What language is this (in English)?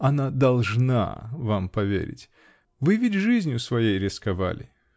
Russian